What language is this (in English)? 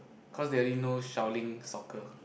English